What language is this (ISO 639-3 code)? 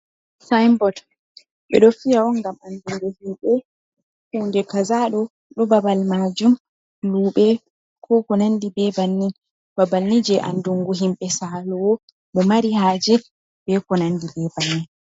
ful